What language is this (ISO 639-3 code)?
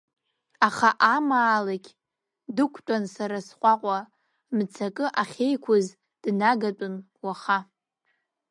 abk